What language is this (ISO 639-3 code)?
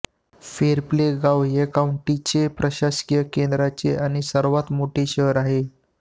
mar